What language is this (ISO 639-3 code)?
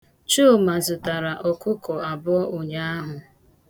ibo